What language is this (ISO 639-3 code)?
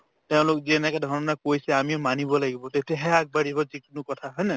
asm